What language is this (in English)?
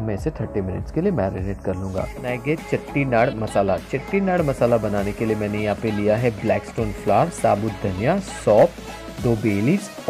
Hindi